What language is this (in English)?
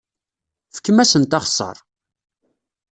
Kabyle